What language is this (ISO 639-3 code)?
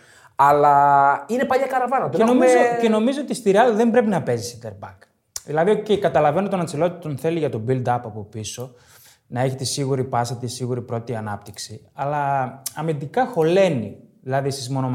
ell